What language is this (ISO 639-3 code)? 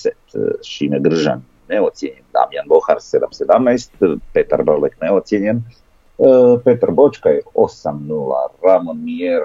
hrv